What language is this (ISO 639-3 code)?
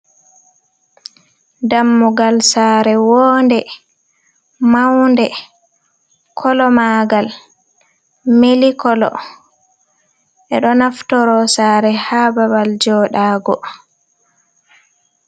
ful